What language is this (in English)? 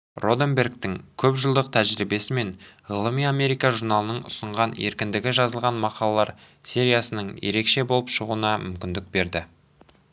Kazakh